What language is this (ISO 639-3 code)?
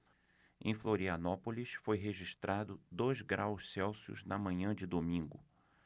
por